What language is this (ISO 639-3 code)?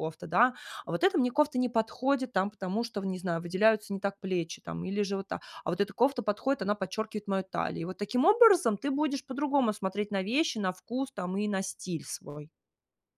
rus